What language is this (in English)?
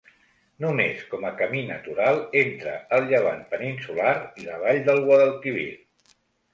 Catalan